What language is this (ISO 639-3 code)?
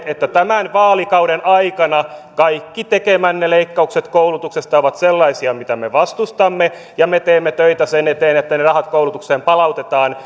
fin